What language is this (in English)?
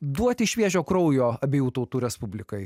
Lithuanian